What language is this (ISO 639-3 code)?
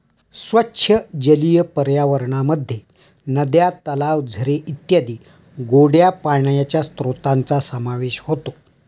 mar